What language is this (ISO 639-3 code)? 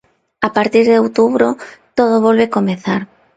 glg